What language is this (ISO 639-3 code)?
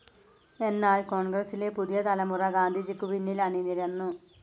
mal